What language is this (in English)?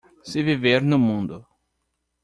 Portuguese